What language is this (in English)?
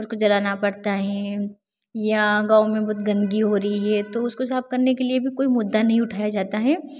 Hindi